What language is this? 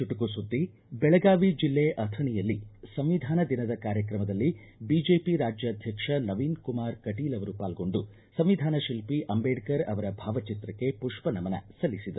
Kannada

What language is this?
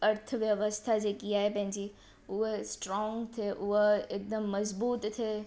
Sindhi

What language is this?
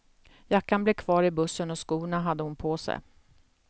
Swedish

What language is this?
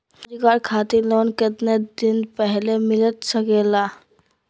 Magahi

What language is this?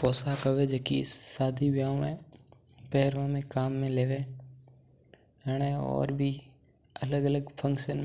Mewari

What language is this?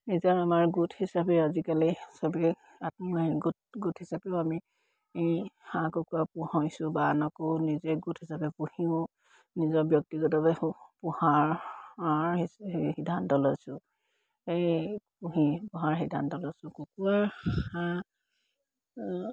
Assamese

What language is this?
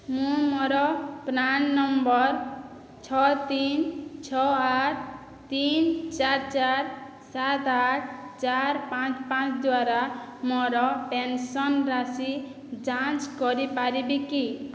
Odia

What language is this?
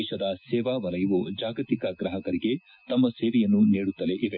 Kannada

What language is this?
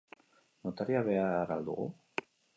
Basque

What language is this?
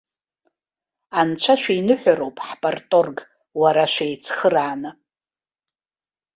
Abkhazian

